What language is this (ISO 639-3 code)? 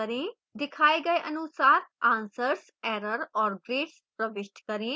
hin